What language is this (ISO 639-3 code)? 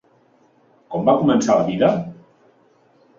cat